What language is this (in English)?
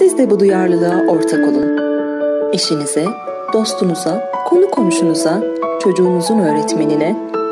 Turkish